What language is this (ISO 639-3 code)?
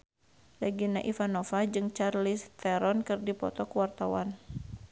sun